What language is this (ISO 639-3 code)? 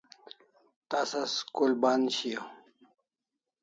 kls